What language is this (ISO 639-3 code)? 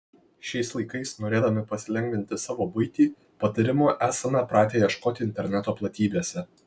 lit